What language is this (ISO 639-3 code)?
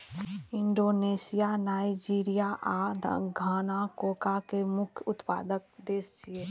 mai